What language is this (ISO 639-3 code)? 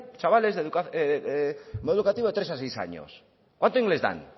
spa